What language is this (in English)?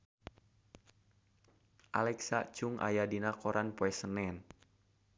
Sundanese